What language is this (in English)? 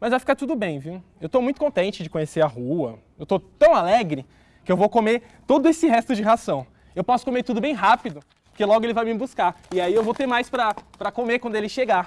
Portuguese